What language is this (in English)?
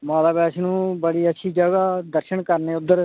Dogri